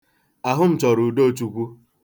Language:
Igbo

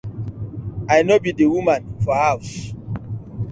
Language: Nigerian Pidgin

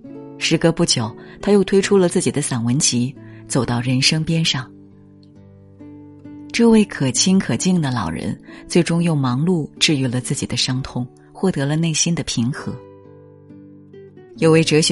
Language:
Chinese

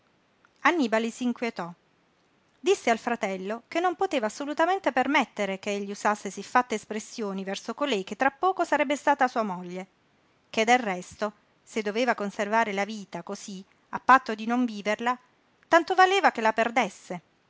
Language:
Italian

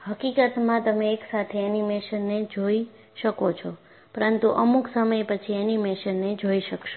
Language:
Gujarati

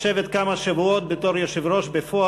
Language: Hebrew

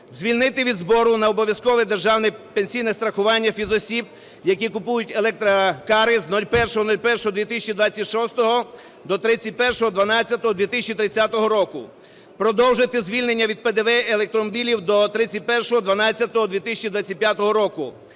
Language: Ukrainian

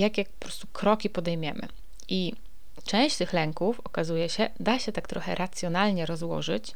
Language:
Polish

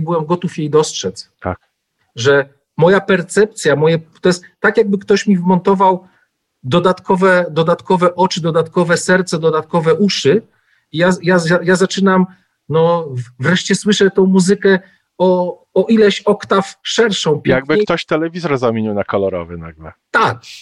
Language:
Polish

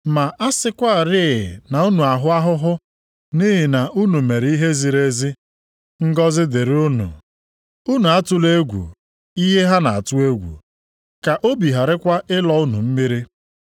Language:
Igbo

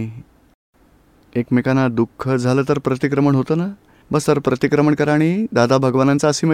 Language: Gujarati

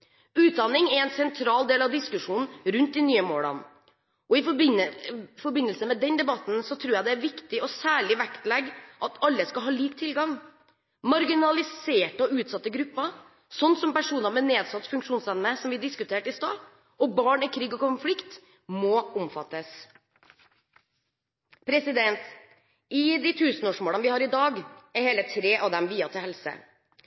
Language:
Norwegian Bokmål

